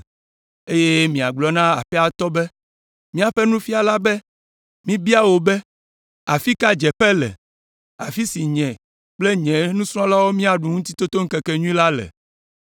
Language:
Ewe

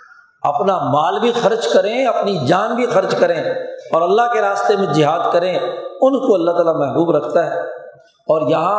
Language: Urdu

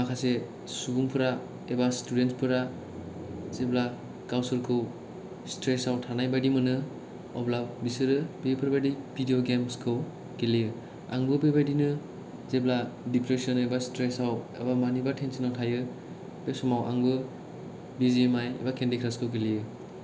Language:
Bodo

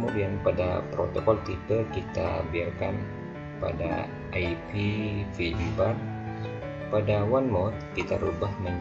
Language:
Indonesian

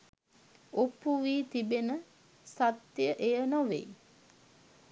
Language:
Sinhala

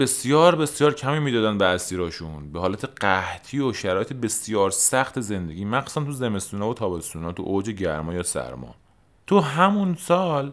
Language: Persian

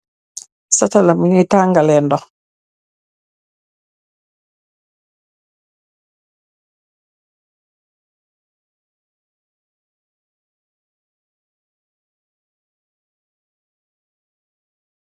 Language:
Wolof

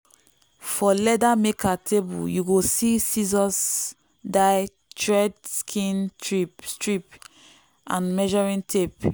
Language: Nigerian Pidgin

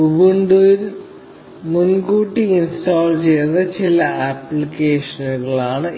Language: Malayalam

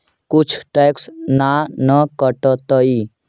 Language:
Magahi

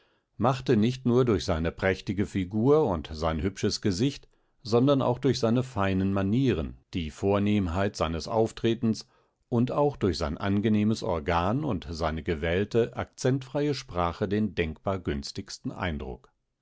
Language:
German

